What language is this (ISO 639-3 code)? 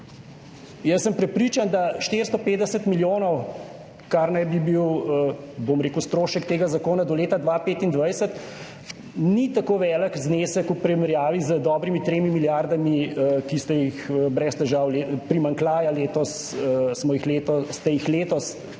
slv